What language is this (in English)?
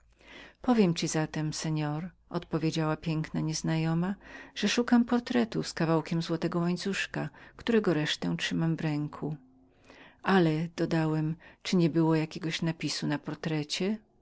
Polish